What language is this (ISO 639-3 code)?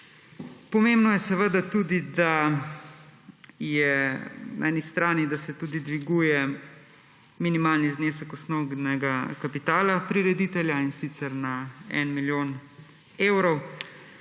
slv